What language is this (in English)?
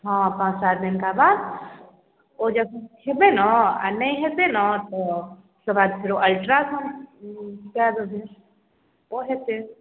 Maithili